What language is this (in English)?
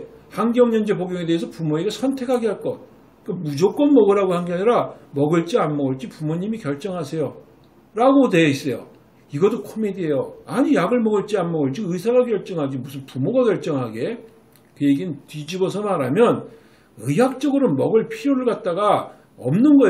Korean